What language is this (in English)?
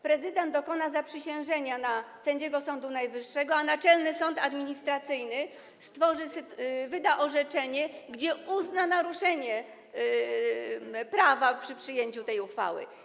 Polish